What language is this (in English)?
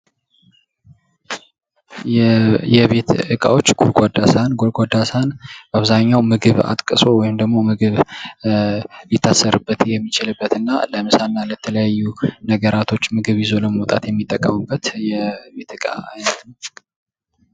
Amharic